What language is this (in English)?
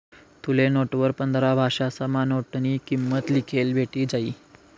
Marathi